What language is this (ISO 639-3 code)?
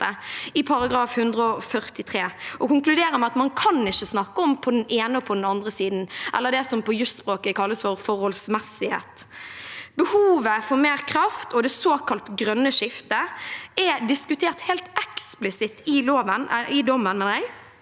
nor